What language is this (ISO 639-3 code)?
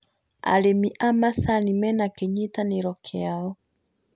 kik